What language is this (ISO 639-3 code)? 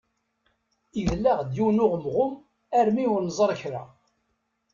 kab